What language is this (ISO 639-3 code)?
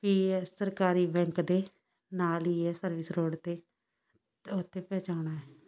pan